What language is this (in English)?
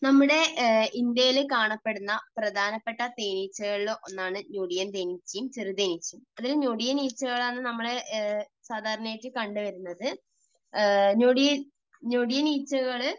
Malayalam